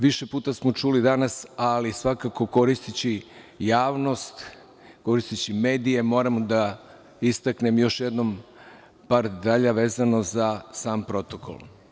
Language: Serbian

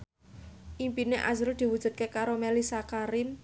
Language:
Javanese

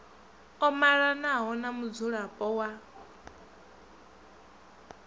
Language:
Venda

